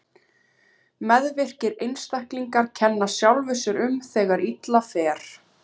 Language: Icelandic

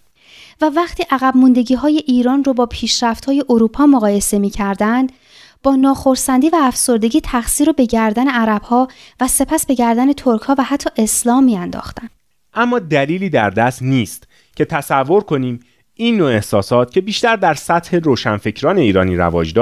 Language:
Persian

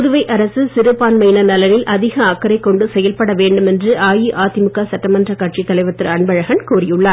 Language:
Tamil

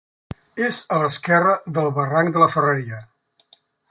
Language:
Catalan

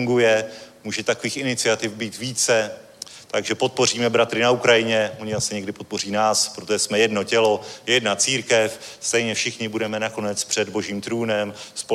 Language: Czech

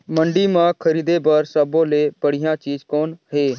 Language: Chhattisgarhi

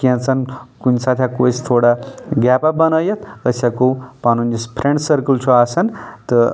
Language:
Kashmiri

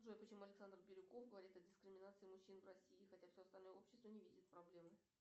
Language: Russian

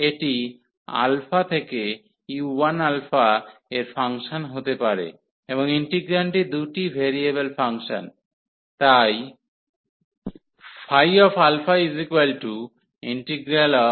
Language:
Bangla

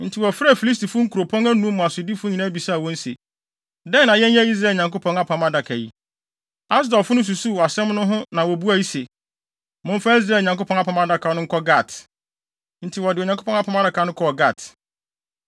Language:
Akan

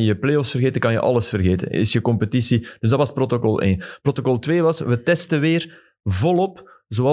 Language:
Dutch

